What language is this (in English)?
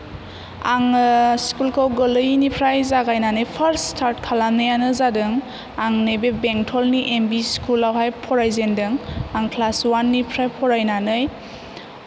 Bodo